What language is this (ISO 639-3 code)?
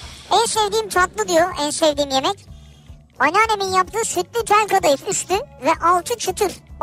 tur